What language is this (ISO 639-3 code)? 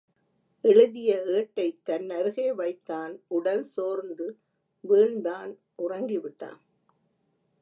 tam